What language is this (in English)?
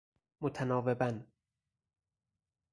Persian